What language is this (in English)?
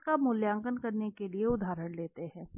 Hindi